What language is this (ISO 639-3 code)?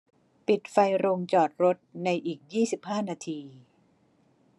tha